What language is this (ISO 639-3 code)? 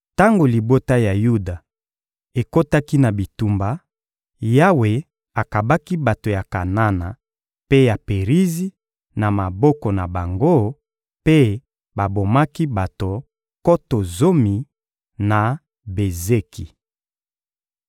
lin